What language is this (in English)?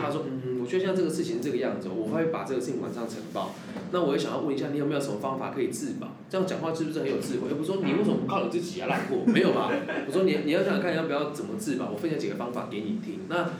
Chinese